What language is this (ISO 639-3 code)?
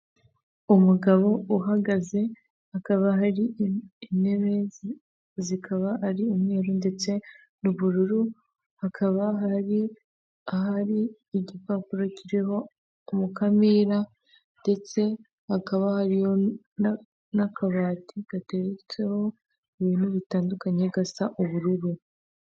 kin